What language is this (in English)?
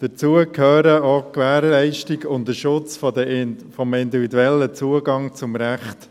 Swiss German